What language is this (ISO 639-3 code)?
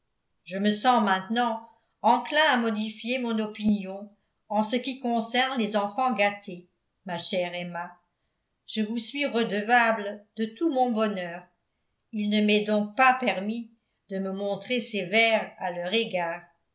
fra